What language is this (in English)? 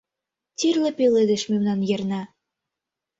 Mari